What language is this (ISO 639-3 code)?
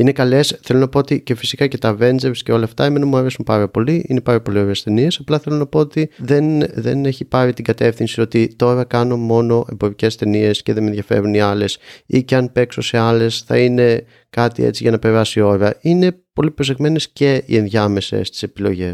ell